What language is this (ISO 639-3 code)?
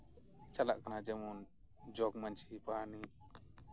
sat